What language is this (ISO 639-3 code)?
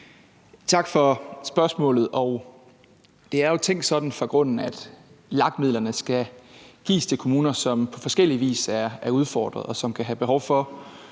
dan